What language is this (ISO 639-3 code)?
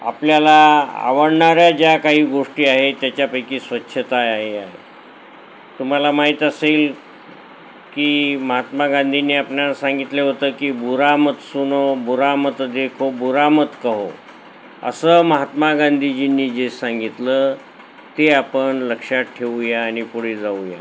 mar